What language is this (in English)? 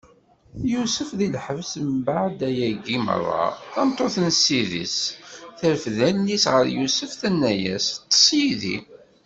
Kabyle